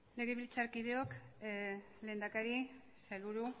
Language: Basque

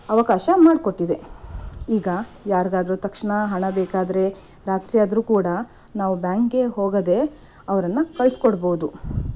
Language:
Kannada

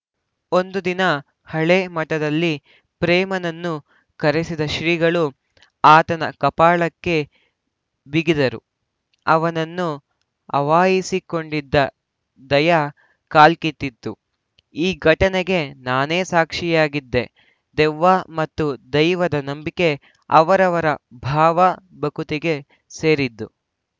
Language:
Kannada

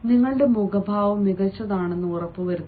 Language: Malayalam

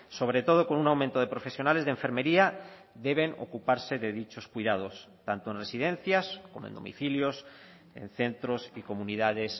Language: Spanish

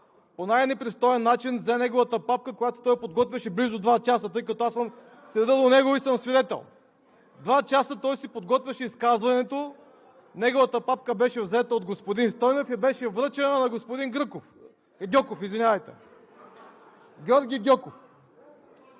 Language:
Bulgarian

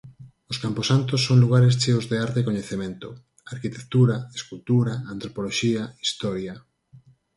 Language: Galician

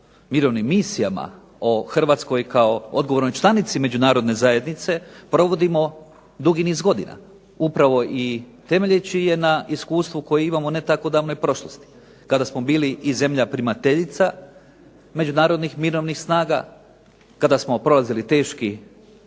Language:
Croatian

